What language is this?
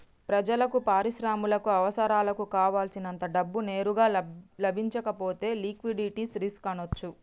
Telugu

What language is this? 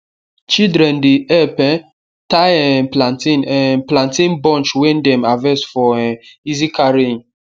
Nigerian Pidgin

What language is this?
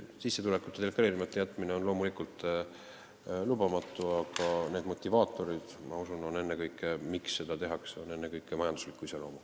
Estonian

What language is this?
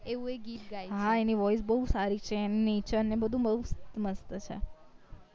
Gujarati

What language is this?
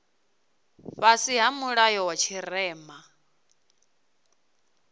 Venda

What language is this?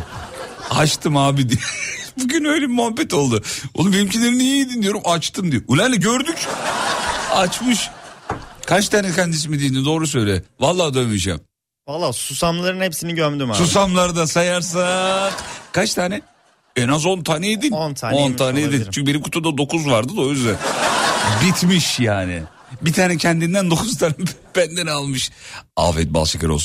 Turkish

